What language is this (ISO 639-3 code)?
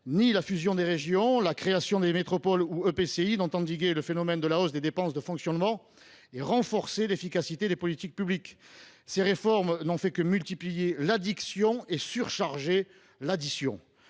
fra